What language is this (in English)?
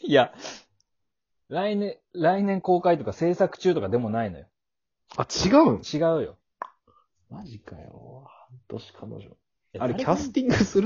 Japanese